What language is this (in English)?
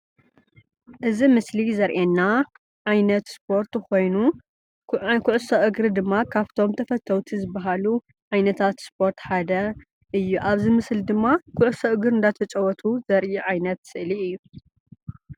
Tigrinya